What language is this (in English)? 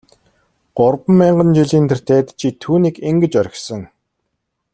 Mongolian